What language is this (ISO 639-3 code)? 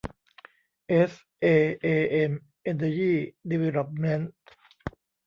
tha